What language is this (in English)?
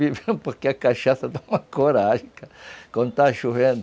Portuguese